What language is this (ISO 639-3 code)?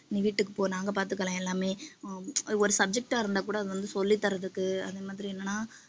tam